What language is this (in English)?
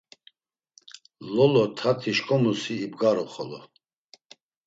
Laz